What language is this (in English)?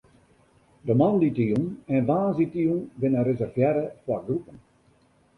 Western Frisian